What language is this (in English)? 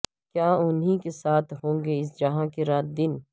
Urdu